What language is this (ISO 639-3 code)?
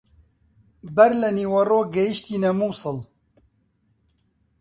ckb